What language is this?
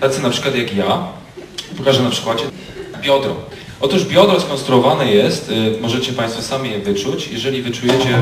Polish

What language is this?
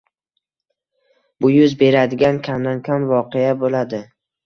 Uzbek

